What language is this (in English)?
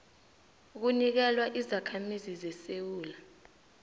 South Ndebele